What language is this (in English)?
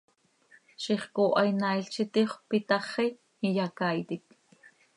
Seri